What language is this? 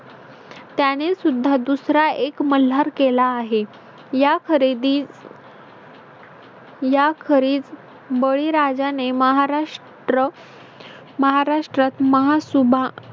Marathi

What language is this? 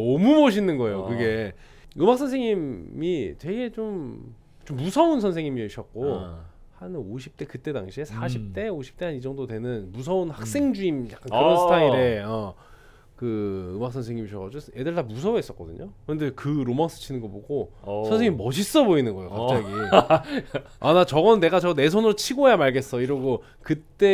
Korean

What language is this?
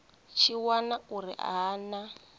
Venda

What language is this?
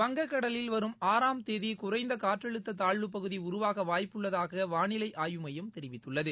Tamil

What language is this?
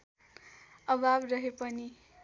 Nepali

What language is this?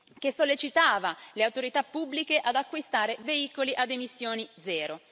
Italian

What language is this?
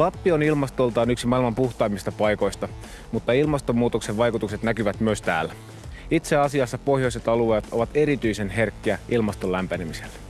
Finnish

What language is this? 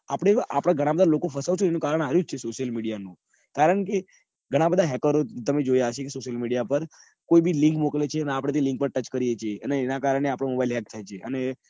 Gujarati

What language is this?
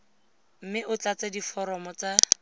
Tswana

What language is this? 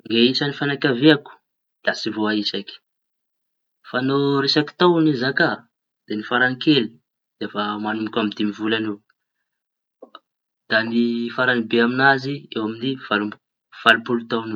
Tanosy Malagasy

